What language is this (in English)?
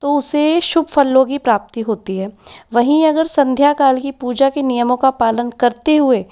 Hindi